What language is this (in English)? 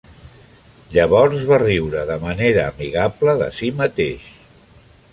Catalan